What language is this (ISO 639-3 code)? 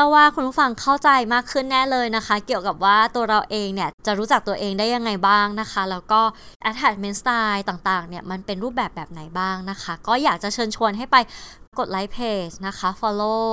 tha